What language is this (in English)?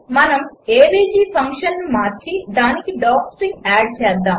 Telugu